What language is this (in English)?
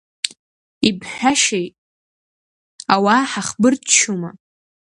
Abkhazian